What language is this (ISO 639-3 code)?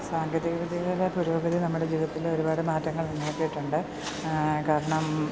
mal